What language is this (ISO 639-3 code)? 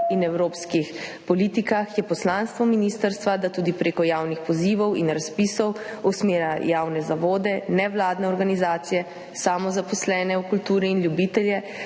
slv